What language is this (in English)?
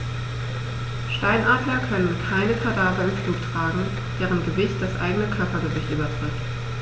German